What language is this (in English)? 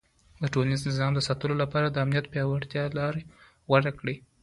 Pashto